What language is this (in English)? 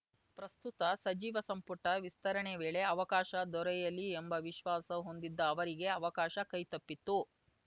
Kannada